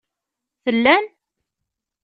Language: Kabyle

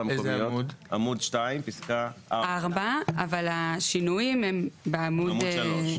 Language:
Hebrew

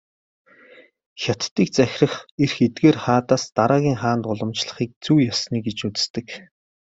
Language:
Mongolian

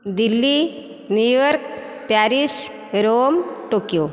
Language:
Odia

